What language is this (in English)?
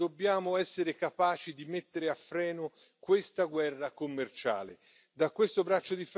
Italian